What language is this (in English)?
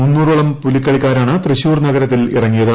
Malayalam